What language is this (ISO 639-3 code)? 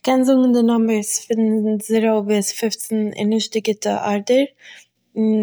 yid